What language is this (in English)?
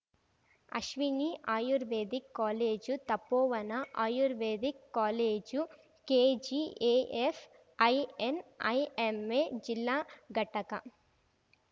Kannada